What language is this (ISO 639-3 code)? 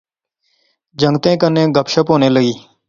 phr